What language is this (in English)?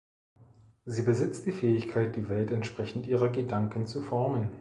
German